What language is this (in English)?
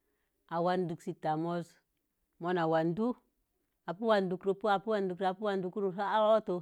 Mom Jango